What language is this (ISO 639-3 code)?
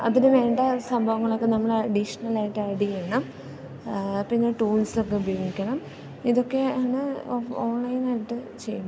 mal